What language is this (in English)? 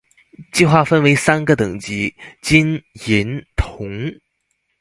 Chinese